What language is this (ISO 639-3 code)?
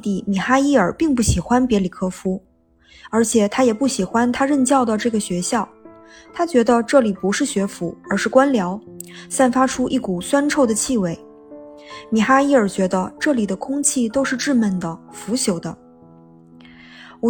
zho